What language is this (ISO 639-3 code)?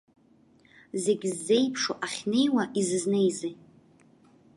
abk